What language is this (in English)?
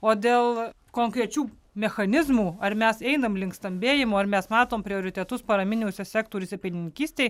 Lithuanian